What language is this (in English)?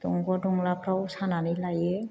Bodo